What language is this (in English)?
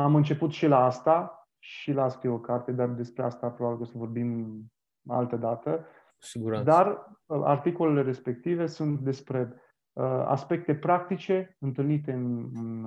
Romanian